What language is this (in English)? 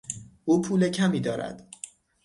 Persian